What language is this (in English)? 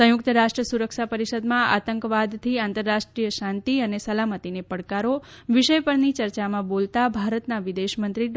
Gujarati